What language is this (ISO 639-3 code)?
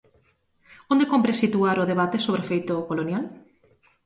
glg